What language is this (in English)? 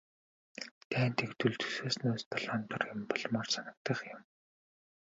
Mongolian